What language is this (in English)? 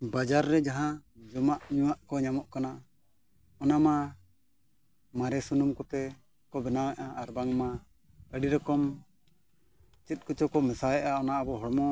Santali